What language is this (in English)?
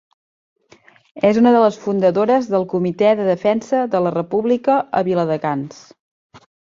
Catalan